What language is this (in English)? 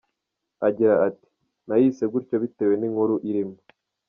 Kinyarwanda